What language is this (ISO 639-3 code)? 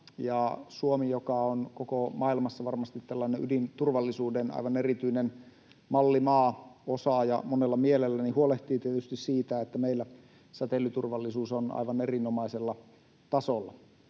fin